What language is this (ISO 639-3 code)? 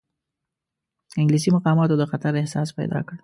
pus